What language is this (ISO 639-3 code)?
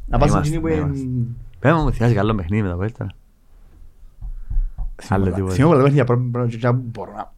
ell